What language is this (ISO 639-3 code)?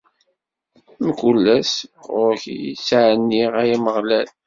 kab